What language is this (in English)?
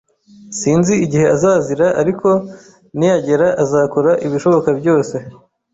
Kinyarwanda